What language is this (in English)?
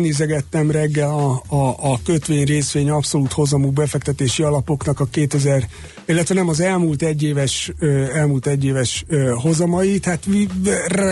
Hungarian